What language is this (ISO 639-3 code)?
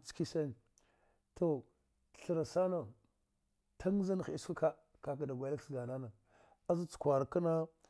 dgh